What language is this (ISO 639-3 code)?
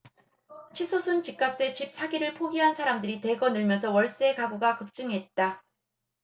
kor